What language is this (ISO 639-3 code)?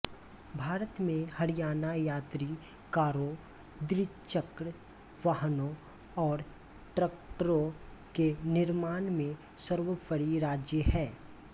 hin